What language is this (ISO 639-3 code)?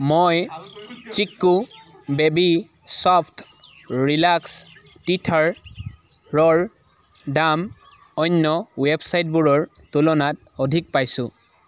asm